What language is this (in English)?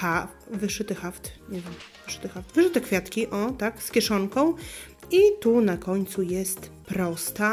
Polish